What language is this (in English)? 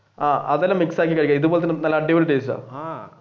Malayalam